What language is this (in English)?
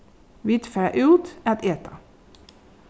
Faroese